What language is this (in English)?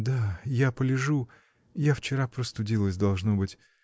Russian